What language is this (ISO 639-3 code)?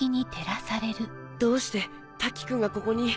jpn